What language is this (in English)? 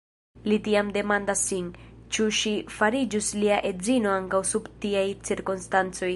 Esperanto